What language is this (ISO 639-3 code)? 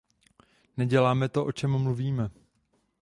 ces